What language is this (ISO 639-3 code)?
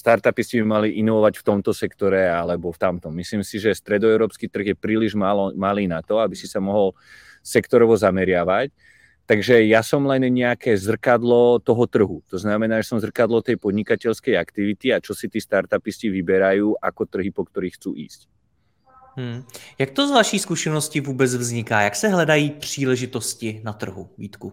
ces